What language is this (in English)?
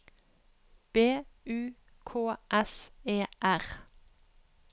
Norwegian